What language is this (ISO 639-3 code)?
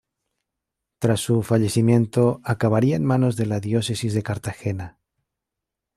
spa